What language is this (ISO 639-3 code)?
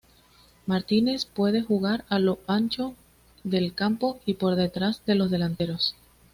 spa